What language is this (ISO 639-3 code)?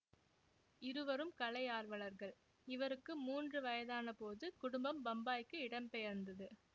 tam